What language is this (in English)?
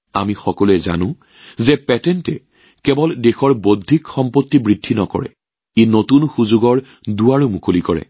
Assamese